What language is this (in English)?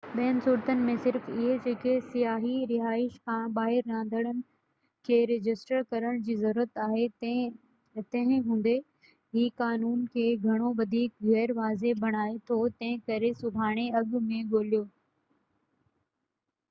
Sindhi